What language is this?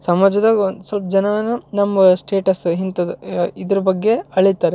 Kannada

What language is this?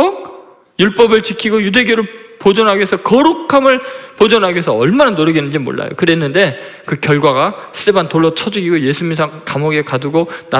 Korean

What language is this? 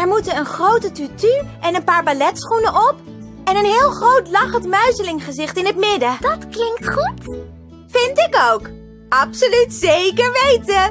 Dutch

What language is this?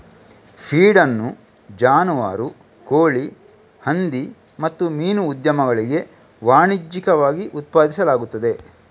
Kannada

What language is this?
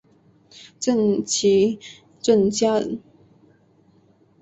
Chinese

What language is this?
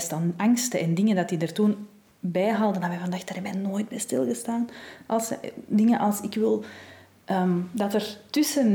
Dutch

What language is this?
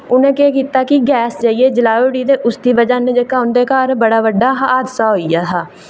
Dogri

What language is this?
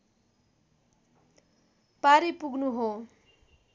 Nepali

